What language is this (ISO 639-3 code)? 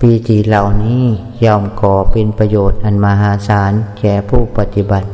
tha